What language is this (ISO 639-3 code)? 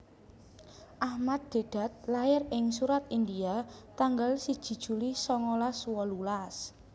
jav